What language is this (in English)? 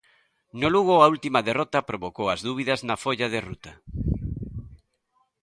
Galician